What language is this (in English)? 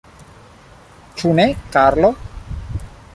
Esperanto